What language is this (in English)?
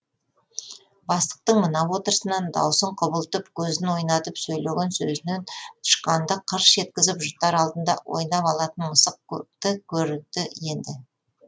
Kazakh